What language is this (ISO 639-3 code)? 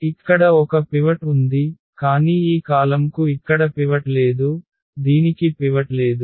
tel